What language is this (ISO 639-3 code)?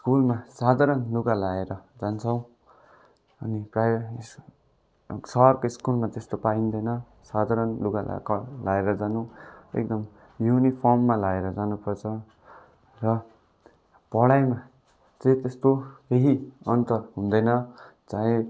nep